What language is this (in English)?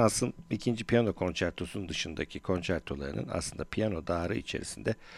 Turkish